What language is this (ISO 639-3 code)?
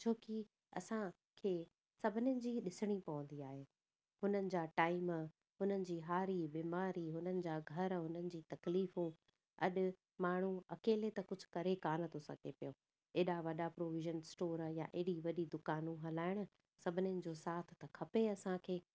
snd